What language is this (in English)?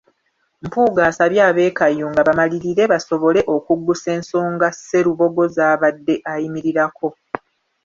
Ganda